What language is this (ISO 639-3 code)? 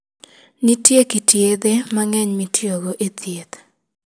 luo